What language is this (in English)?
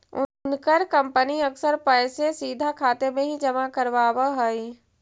Magahi